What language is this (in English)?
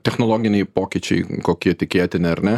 Lithuanian